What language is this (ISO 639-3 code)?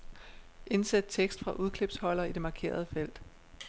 dan